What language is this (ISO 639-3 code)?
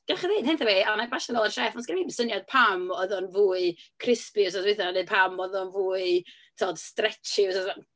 cym